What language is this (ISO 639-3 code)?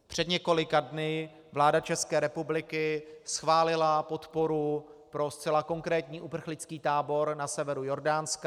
ces